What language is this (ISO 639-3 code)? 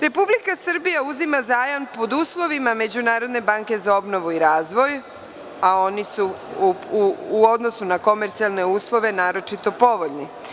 srp